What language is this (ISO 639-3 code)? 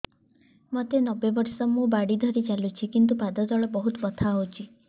ori